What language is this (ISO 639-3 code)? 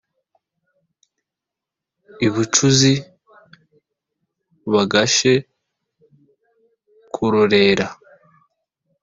kin